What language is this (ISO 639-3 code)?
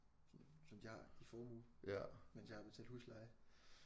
dan